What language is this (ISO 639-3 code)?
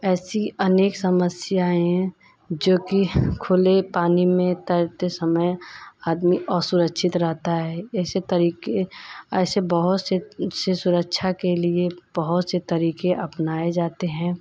hin